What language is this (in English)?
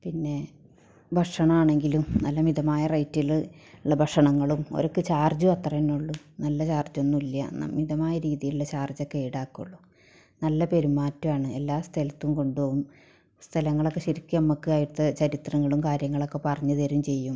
Malayalam